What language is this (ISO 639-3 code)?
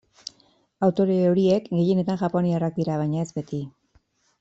eus